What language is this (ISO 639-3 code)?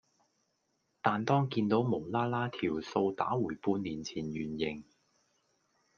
yue